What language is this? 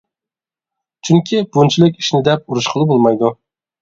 Uyghur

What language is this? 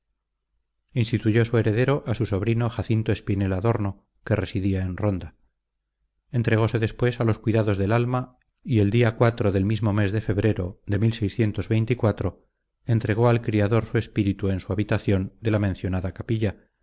Spanish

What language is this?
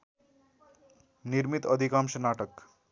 Nepali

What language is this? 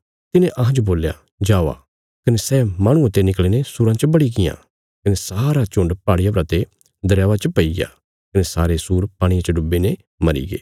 Bilaspuri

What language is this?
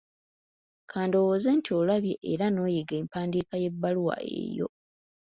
Ganda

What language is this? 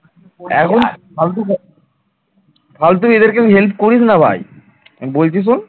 Bangla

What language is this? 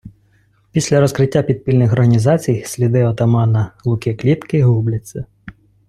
Ukrainian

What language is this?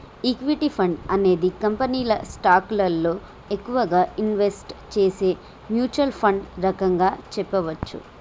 Telugu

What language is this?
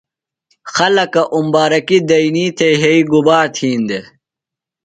Phalura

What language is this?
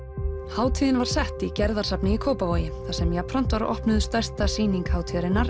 Icelandic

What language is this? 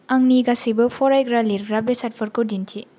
Bodo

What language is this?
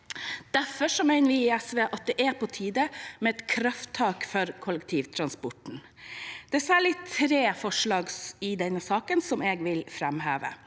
Norwegian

